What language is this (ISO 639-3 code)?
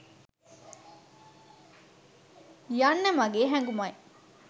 sin